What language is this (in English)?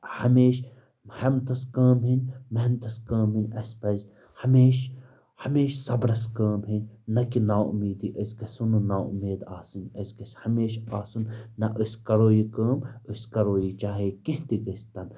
Kashmiri